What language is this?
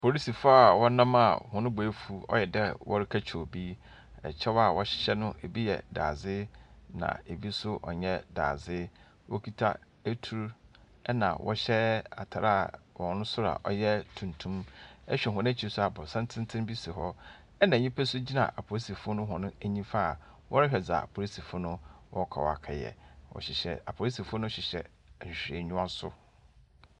Akan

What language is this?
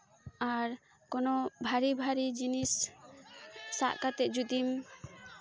Santali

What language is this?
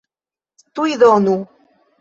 Esperanto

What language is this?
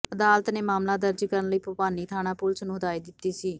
Punjabi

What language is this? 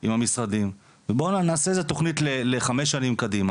Hebrew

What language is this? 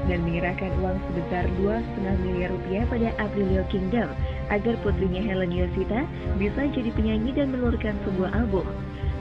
Indonesian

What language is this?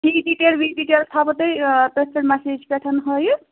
Kashmiri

